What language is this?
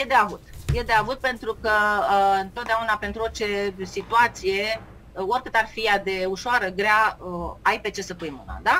Romanian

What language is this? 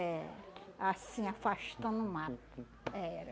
Portuguese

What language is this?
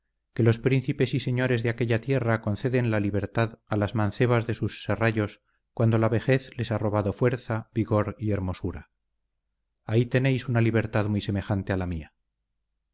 Spanish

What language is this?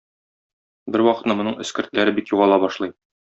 Tatar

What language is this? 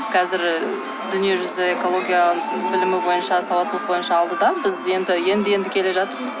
Kazakh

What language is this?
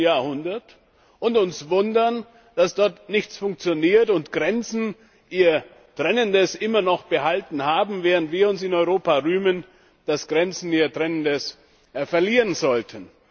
German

